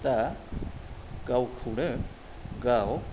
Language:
Bodo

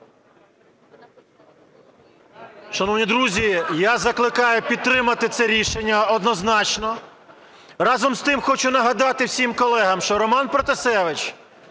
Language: Ukrainian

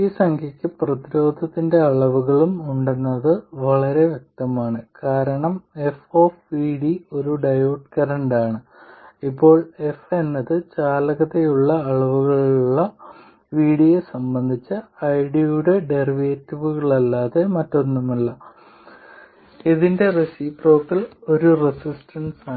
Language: Malayalam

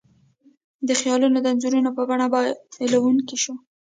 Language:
Pashto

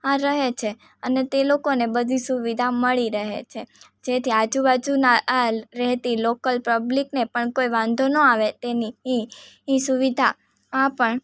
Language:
Gujarati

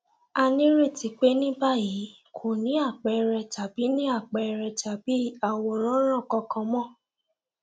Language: Yoruba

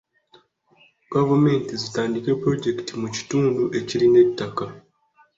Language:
Ganda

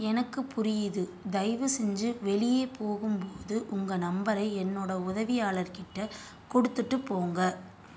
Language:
Tamil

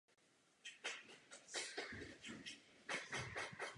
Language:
Czech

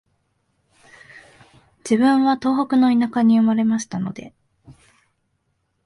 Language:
Japanese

